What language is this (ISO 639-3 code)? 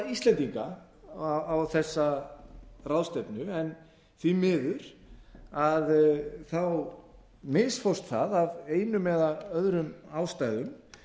isl